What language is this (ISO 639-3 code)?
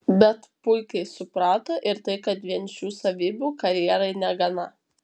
lit